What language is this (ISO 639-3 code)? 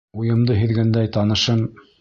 bak